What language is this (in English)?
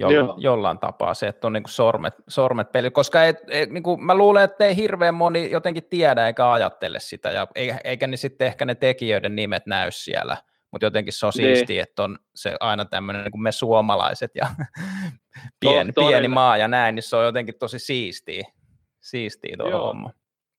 Finnish